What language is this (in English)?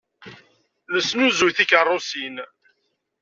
Kabyle